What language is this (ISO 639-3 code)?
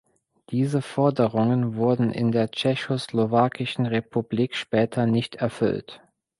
deu